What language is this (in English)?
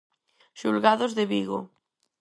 Galician